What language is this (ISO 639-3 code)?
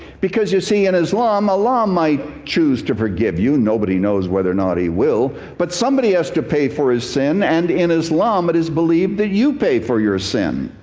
eng